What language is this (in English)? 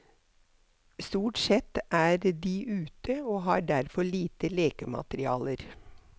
Norwegian